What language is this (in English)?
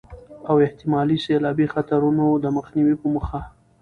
Pashto